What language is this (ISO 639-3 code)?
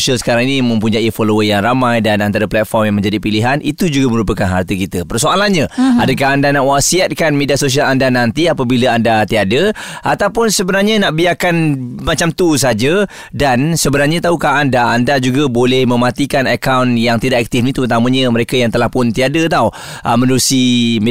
msa